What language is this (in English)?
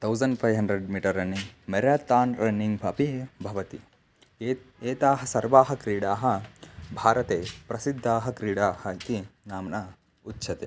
Sanskrit